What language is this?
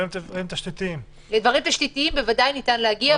Hebrew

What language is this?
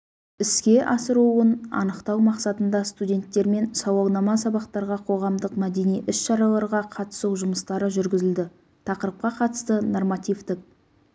Kazakh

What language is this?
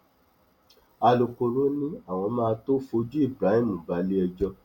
Yoruba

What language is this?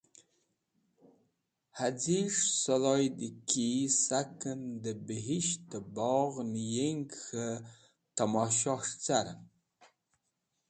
Wakhi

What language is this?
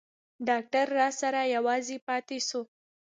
Pashto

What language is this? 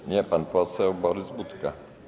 Polish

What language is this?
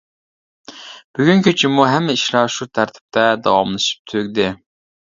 Uyghur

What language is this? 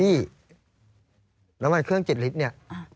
Thai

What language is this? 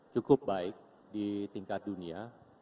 Indonesian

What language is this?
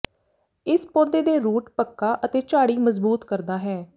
Punjabi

